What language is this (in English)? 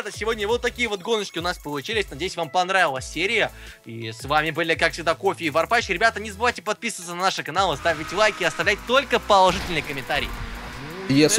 Russian